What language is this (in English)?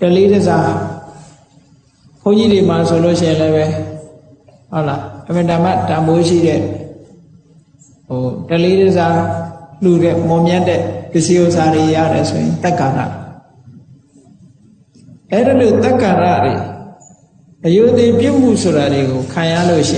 Vietnamese